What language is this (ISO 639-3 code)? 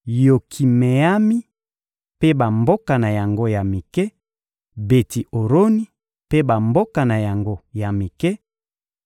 lin